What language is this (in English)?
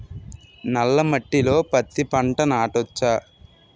Telugu